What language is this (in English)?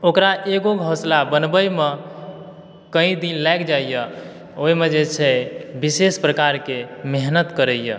Maithili